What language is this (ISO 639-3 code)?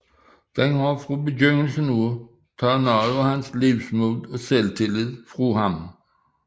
dan